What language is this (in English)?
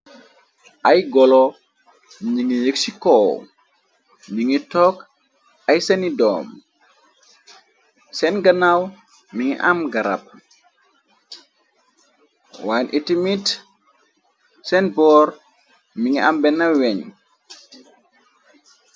Wolof